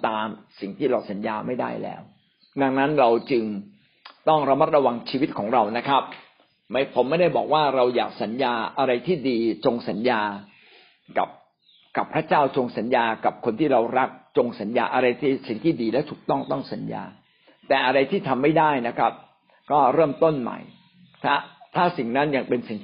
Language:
Thai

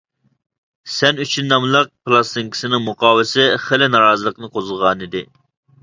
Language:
Uyghur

